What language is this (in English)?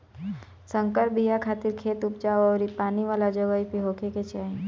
Bhojpuri